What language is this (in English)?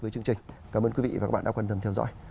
Vietnamese